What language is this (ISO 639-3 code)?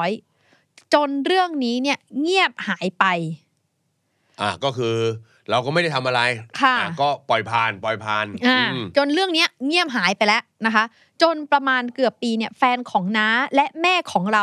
tha